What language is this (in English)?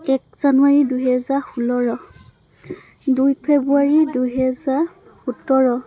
Assamese